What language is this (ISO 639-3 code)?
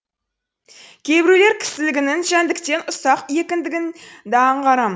kaz